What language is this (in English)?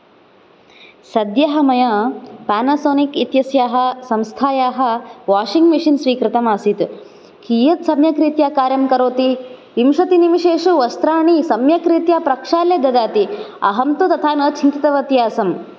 Sanskrit